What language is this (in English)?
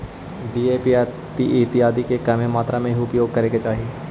Magahi